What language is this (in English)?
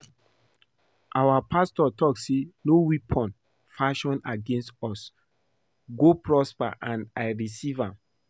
Nigerian Pidgin